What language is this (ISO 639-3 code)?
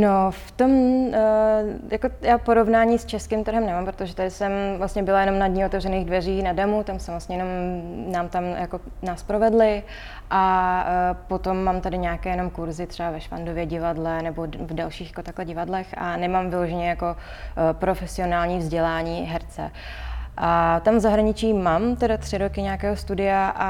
ces